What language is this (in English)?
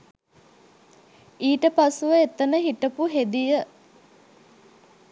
Sinhala